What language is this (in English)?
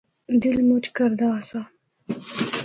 Northern Hindko